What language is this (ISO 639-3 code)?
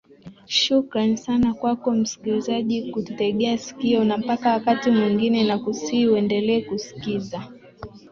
swa